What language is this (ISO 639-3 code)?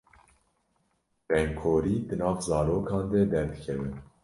kur